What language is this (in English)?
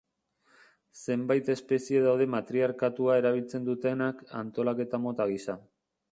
Basque